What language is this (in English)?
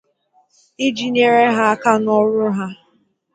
Igbo